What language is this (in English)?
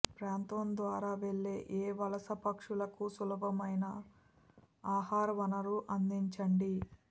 Telugu